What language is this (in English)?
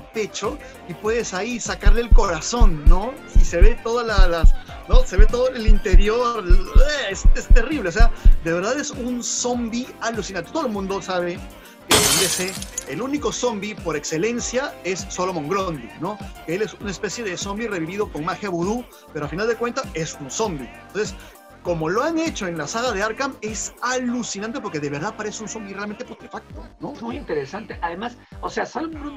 Spanish